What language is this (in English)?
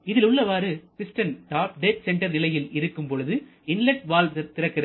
Tamil